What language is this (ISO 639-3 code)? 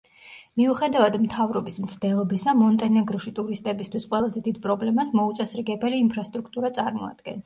kat